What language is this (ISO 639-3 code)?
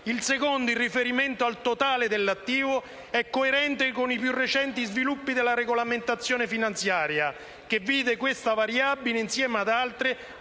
ita